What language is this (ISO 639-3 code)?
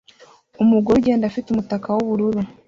kin